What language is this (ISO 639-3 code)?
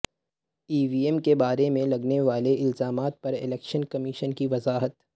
urd